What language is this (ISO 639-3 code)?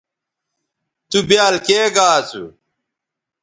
btv